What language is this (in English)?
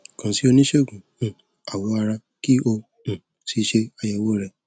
Yoruba